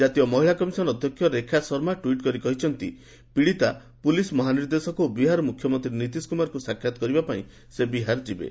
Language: Odia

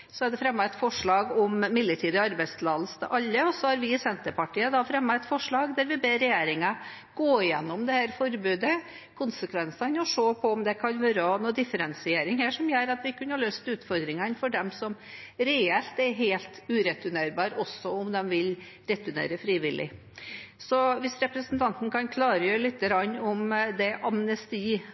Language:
Norwegian Bokmål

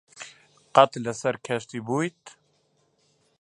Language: Central Kurdish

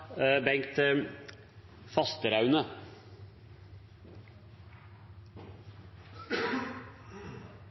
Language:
Norwegian Bokmål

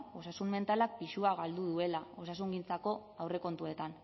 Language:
Basque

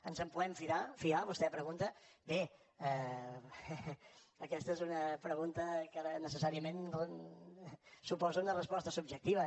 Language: Catalan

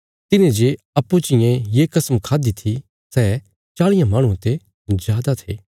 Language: Bilaspuri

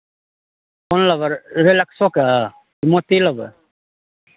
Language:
Maithili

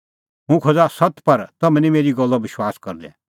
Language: Kullu Pahari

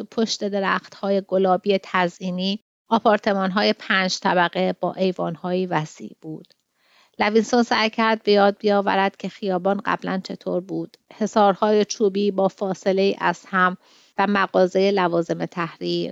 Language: Persian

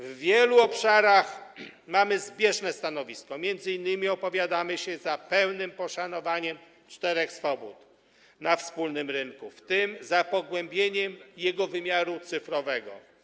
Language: Polish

